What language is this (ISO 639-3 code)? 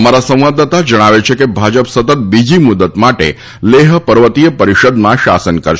guj